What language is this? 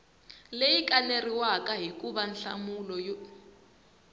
Tsonga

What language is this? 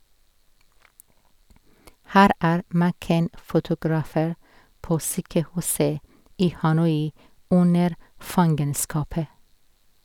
Norwegian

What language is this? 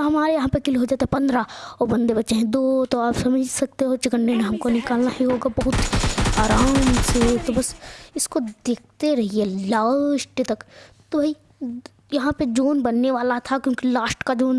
Hindi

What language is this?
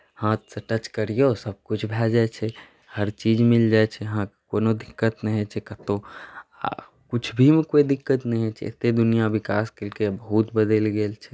Maithili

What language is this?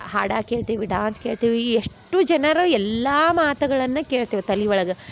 Kannada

